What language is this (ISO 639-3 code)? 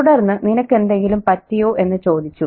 mal